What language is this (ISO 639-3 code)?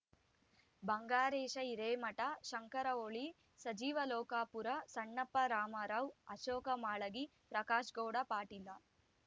kan